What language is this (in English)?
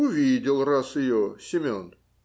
Russian